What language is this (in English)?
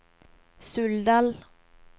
Norwegian